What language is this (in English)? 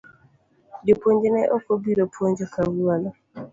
Luo (Kenya and Tanzania)